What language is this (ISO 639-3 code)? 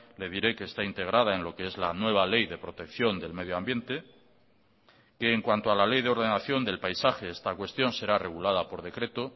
spa